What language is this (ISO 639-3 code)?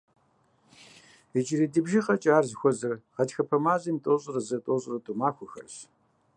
kbd